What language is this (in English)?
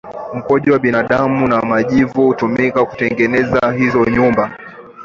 Swahili